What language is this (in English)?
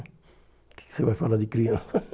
Portuguese